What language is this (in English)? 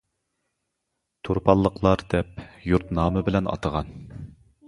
Uyghur